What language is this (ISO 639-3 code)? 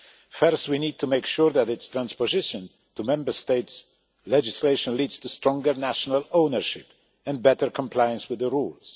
eng